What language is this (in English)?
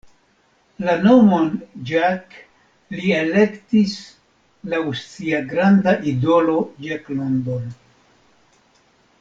Esperanto